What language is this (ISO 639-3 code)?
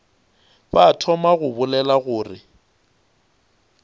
nso